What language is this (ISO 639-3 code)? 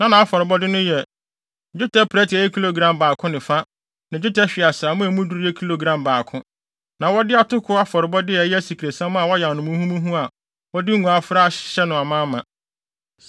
aka